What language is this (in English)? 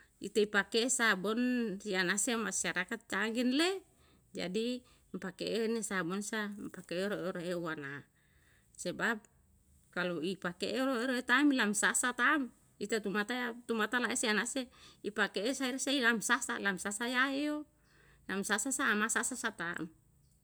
Yalahatan